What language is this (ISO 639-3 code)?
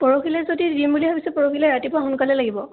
asm